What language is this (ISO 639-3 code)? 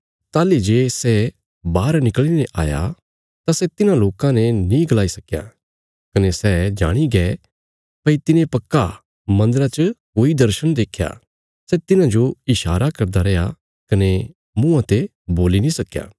kfs